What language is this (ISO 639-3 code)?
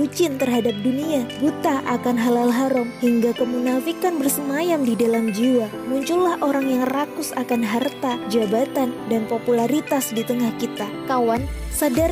ind